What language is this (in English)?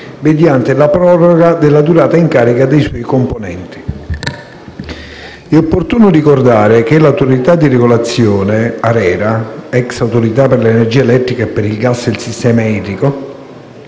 Italian